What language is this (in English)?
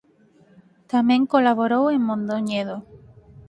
Galician